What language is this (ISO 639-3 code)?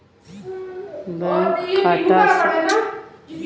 bho